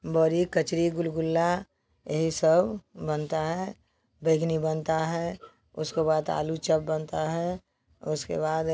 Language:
Hindi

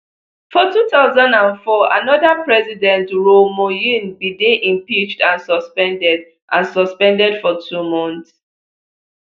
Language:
Nigerian Pidgin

